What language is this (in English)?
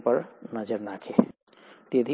Gujarati